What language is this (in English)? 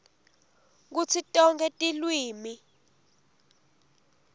Swati